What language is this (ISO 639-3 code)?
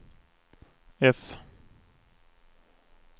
swe